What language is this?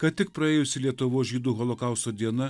Lithuanian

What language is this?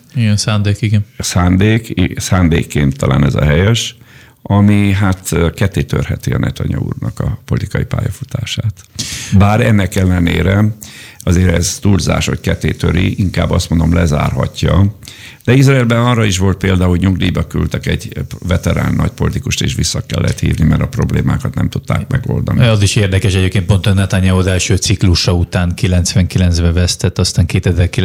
Hungarian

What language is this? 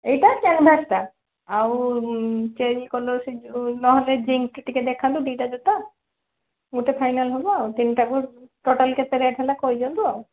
Odia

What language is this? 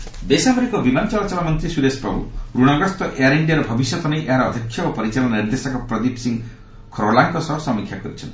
Odia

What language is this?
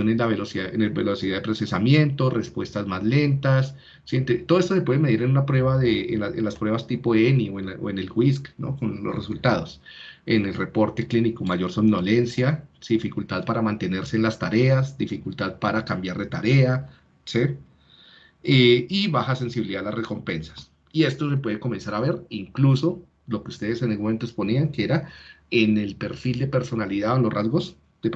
Spanish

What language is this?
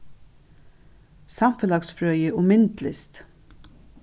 Faroese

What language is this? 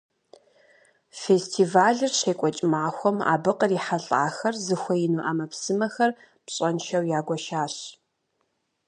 Kabardian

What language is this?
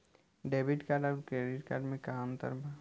Bhojpuri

